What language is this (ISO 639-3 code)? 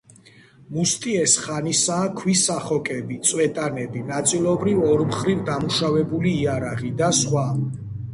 kat